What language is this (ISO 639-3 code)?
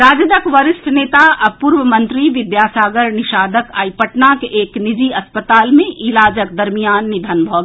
mai